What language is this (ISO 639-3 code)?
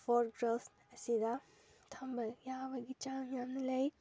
mni